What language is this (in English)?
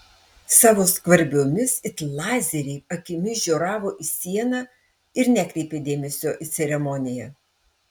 Lithuanian